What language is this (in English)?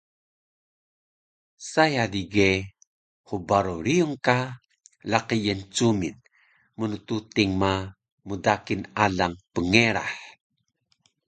Taroko